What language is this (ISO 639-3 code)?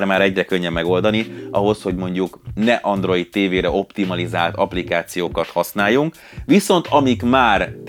hun